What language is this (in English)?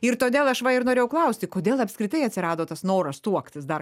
Lithuanian